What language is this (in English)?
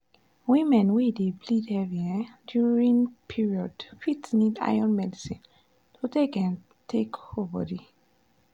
Nigerian Pidgin